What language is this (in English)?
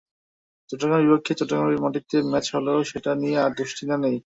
Bangla